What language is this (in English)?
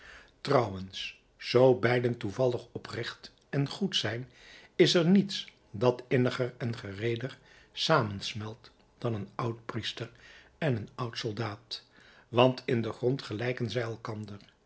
Dutch